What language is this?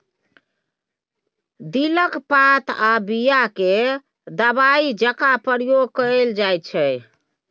Maithili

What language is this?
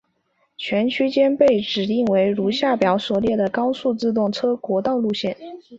Chinese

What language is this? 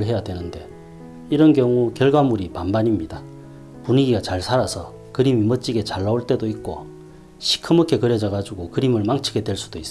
Korean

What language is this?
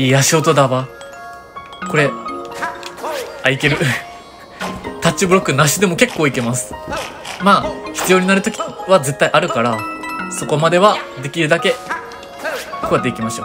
Japanese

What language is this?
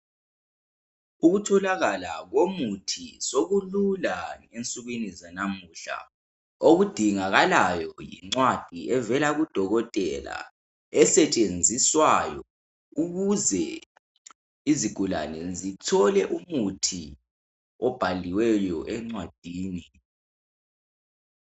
North Ndebele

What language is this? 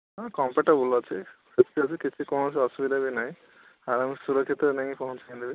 Odia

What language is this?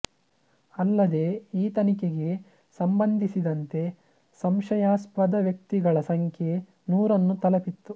Kannada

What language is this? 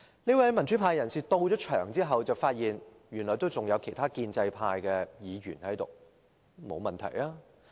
Cantonese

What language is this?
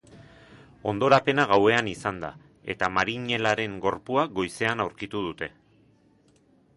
Basque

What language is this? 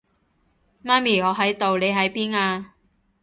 Cantonese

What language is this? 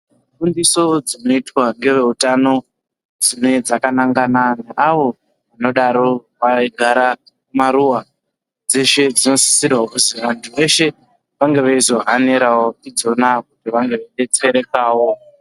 Ndau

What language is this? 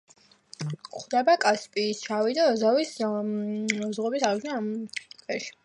Georgian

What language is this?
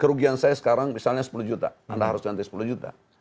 Indonesian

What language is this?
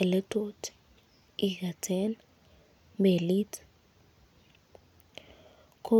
Kalenjin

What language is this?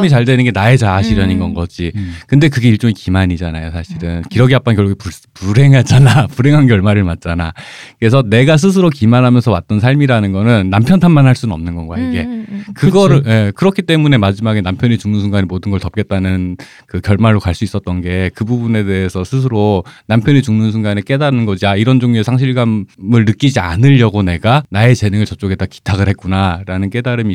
Korean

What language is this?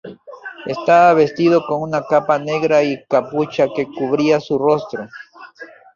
Spanish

